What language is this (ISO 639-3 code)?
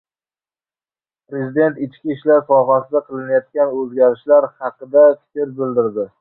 uzb